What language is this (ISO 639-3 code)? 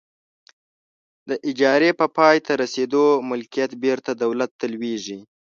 pus